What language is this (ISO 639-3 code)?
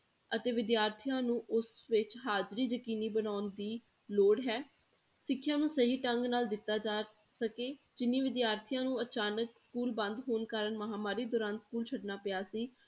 pan